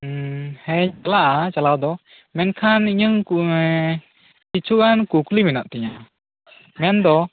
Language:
Santali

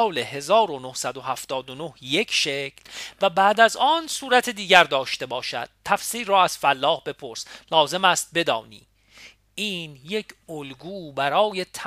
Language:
Persian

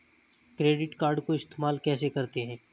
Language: Hindi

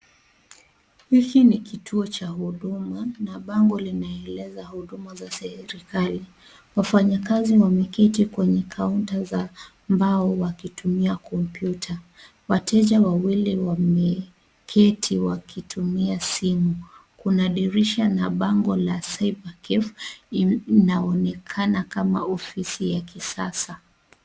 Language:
Swahili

